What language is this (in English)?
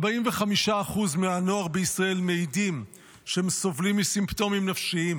Hebrew